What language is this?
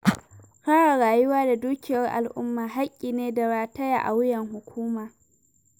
Hausa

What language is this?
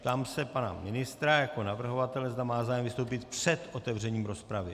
Czech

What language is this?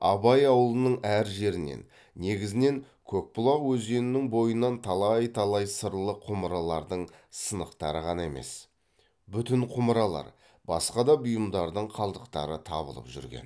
Kazakh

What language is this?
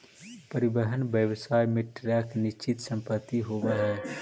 Magahi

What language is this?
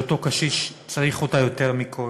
Hebrew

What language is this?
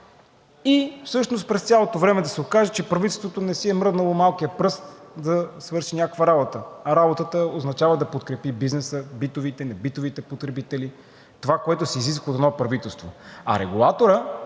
Bulgarian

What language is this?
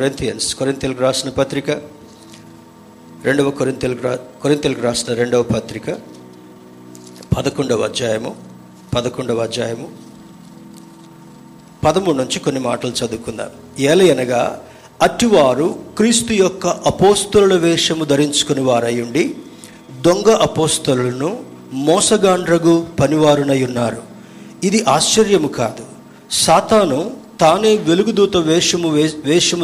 Telugu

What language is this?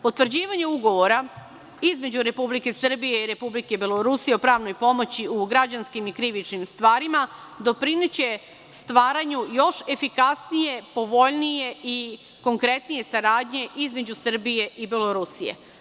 Serbian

